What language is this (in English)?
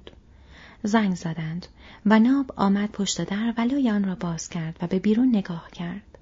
Persian